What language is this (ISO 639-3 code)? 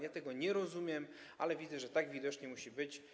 pol